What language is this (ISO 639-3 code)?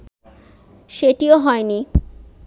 ben